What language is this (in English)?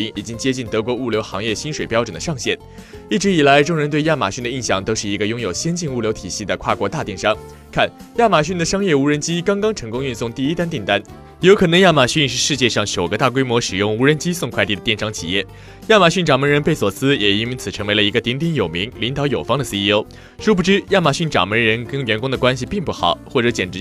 Chinese